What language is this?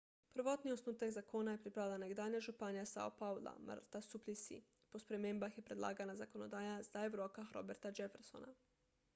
Slovenian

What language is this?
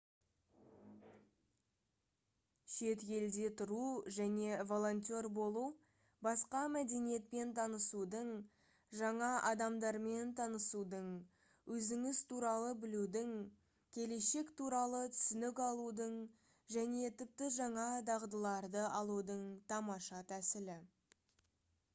Kazakh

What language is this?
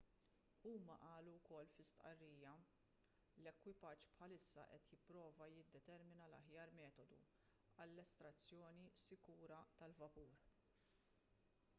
Maltese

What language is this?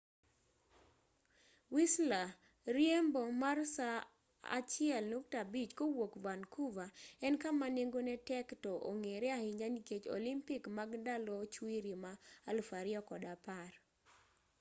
Luo (Kenya and Tanzania)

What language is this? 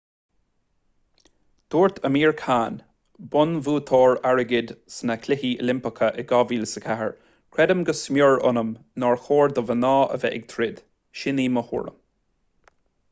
Irish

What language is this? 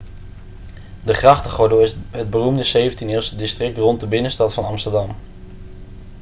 Dutch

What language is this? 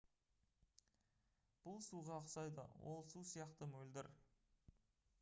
Kazakh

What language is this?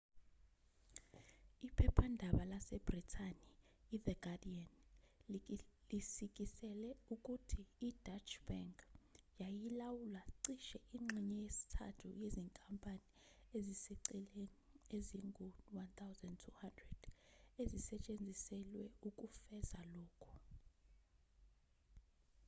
Zulu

